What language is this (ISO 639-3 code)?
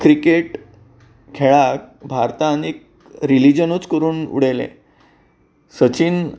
kok